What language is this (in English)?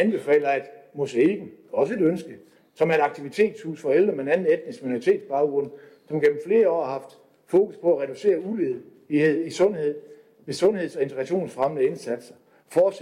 Danish